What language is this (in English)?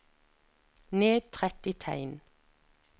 Norwegian